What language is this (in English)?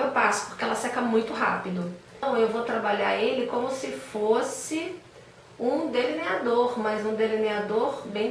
Portuguese